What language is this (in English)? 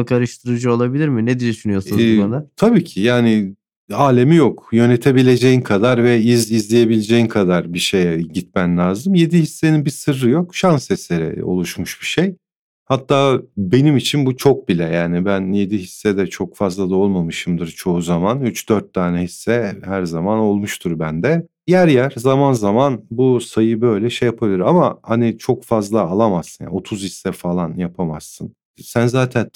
Turkish